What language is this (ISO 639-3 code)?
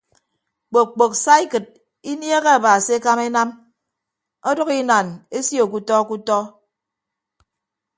ibb